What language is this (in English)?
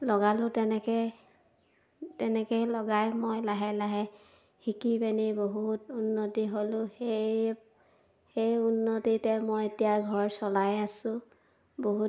Assamese